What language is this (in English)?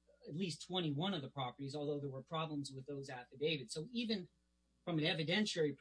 English